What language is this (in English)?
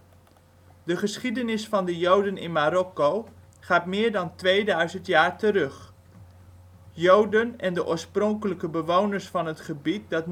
Dutch